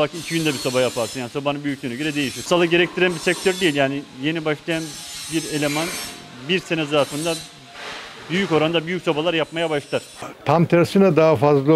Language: Turkish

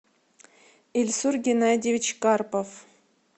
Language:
Russian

